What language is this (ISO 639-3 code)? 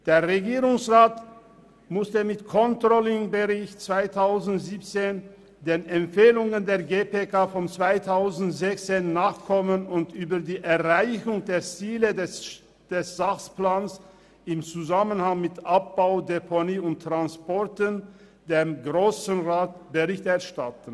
gsw